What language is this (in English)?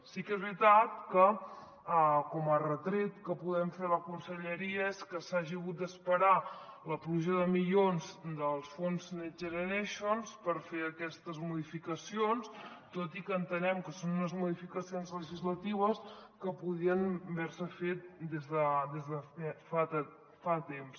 Catalan